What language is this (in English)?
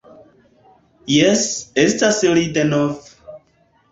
Esperanto